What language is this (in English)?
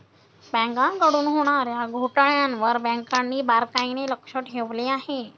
Marathi